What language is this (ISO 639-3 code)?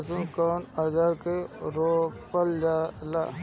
bho